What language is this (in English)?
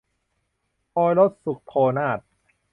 Thai